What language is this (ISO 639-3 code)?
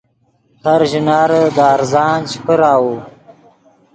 ydg